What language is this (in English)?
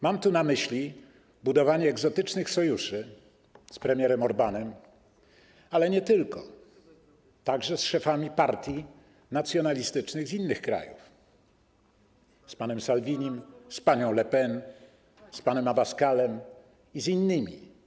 Polish